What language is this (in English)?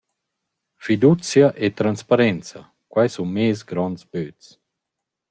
Romansh